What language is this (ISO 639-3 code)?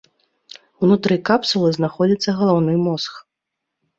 bel